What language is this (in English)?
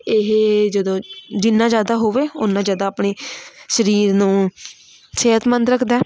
Punjabi